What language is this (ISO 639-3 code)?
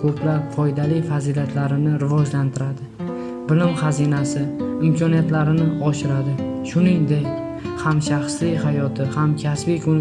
tur